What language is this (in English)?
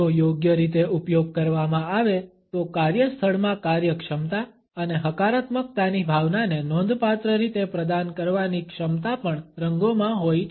Gujarati